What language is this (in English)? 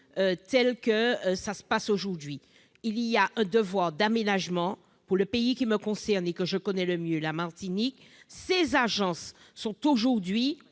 French